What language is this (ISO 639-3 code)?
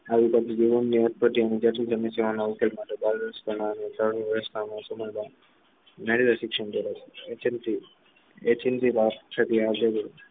guj